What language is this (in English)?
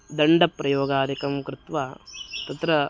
Sanskrit